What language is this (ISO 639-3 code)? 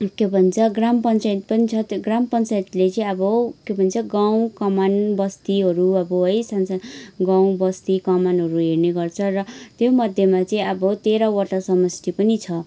nep